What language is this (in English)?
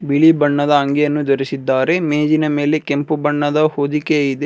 Kannada